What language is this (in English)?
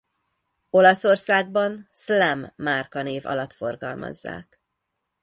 Hungarian